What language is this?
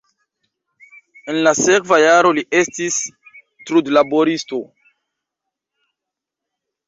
Esperanto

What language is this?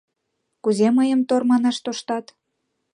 Mari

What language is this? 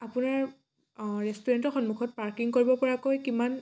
Assamese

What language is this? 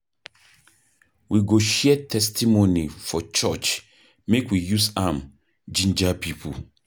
Nigerian Pidgin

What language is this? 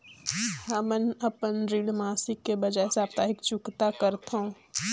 Chhattisgarhi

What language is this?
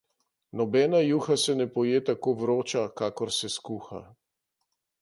Slovenian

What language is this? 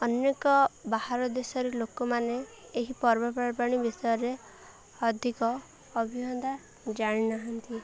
Odia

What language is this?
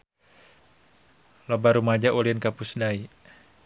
Sundanese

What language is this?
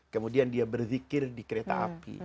Indonesian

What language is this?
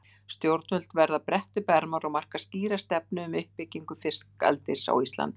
Icelandic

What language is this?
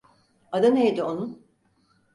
Turkish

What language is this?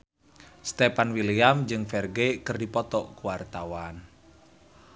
Sundanese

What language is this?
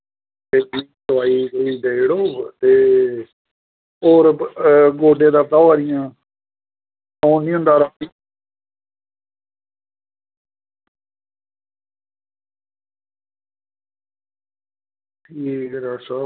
Dogri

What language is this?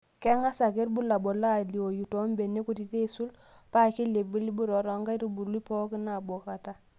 Masai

